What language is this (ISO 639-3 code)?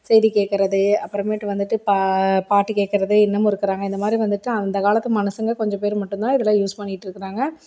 tam